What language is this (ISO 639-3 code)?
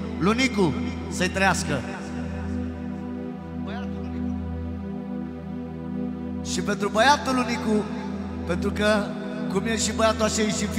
ron